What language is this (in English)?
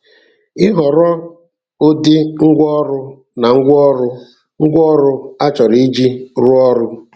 Igbo